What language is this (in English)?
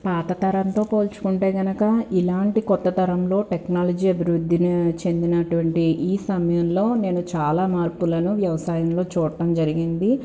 Telugu